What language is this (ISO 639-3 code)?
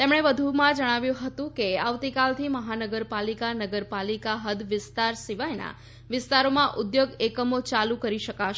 guj